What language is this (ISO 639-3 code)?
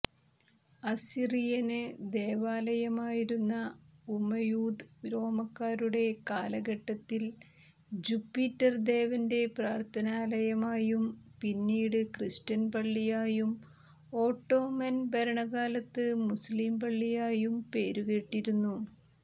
mal